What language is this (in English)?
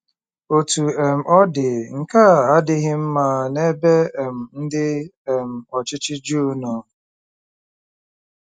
Igbo